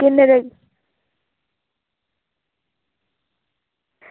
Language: Dogri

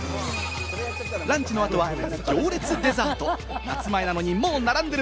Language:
Japanese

